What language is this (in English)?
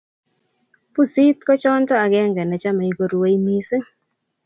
Kalenjin